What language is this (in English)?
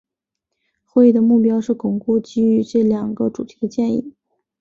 Chinese